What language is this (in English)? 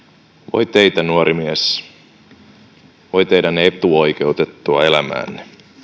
Finnish